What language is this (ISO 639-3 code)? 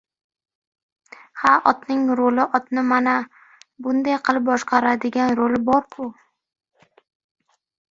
uzb